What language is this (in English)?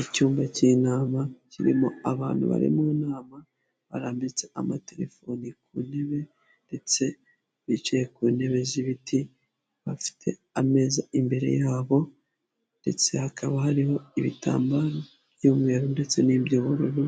Kinyarwanda